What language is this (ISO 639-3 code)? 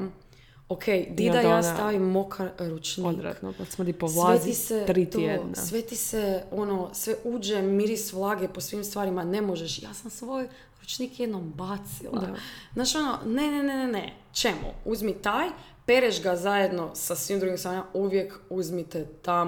hrv